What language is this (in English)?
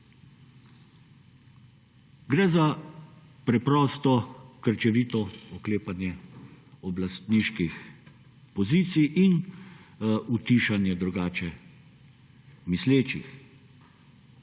Slovenian